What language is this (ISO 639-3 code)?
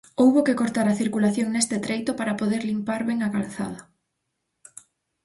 glg